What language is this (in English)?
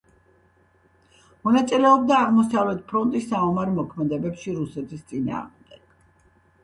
Georgian